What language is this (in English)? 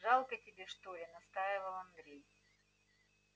Russian